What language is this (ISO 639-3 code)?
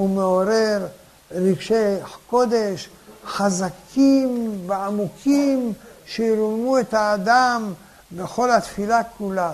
heb